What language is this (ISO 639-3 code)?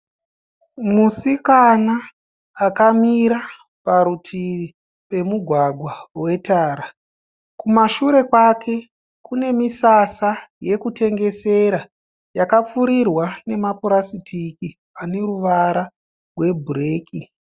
sna